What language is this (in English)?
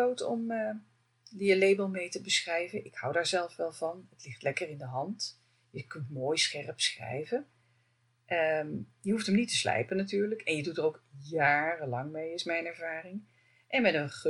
Dutch